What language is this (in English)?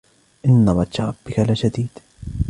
Arabic